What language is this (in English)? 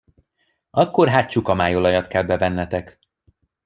Hungarian